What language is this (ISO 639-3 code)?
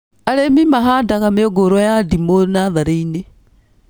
kik